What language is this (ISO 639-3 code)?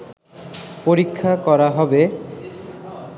ben